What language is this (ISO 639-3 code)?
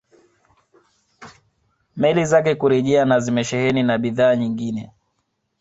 swa